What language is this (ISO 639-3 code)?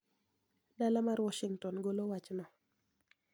luo